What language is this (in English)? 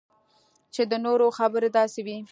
Pashto